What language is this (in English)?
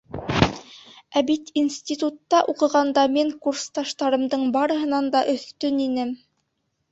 Bashkir